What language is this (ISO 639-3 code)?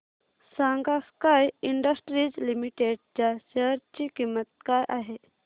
mar